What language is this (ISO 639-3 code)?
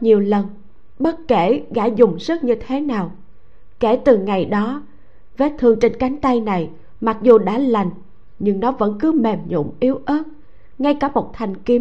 vie